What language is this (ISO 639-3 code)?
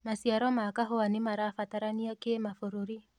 kik